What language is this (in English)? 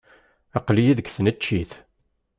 Kabyle